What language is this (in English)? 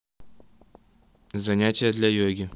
Russian